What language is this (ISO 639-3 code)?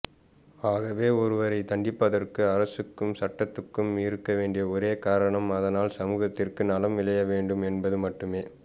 tam